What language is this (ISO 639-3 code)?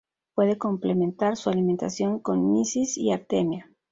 spa